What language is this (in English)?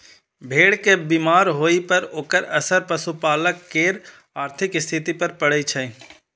Maithili